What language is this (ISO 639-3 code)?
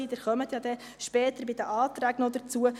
gsw